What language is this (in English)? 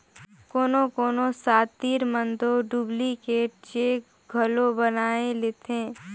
Chhattisgarhi